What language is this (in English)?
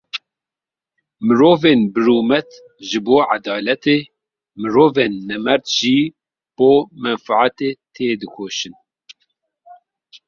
Kurdish